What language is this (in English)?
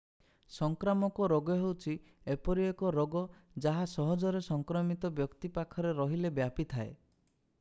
Odia